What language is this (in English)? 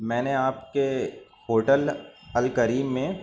Urdu